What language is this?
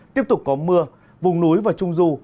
Vietnamese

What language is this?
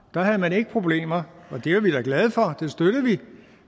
Danish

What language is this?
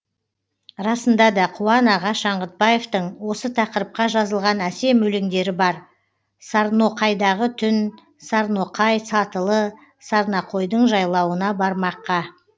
Kazakh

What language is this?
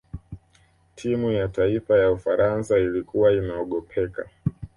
Swahili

